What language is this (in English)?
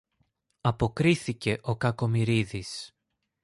Greek